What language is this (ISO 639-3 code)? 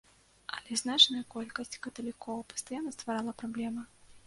bel